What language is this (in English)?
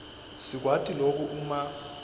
Swati